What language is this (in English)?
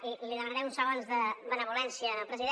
Catalan